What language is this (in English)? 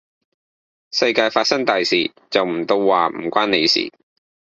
Cantonese